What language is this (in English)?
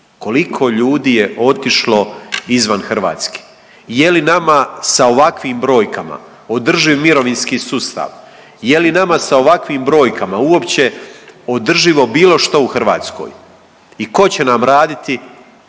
Croatian